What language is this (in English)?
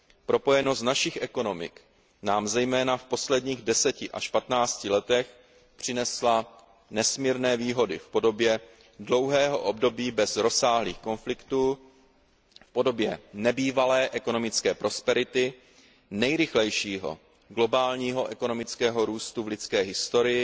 Czech